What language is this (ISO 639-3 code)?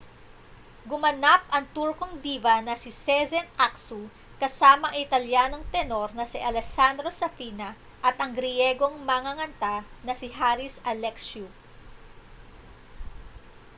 fil